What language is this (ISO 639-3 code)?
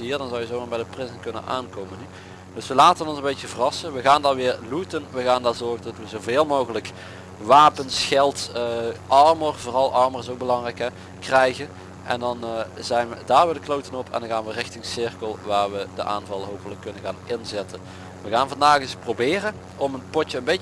nld